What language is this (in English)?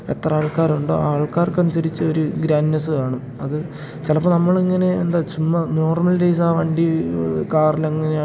Malayalam